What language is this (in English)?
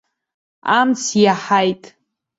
Abkhazian